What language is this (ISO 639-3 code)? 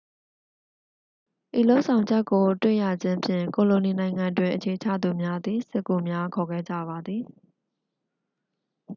mya